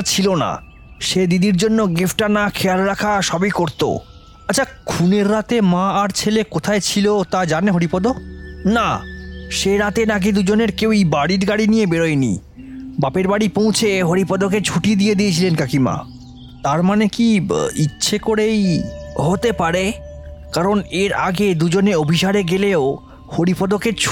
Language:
Bangla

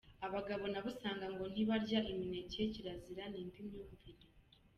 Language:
Kinyarwanda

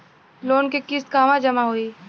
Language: Bhojpuri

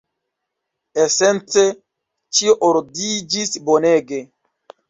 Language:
Esperanto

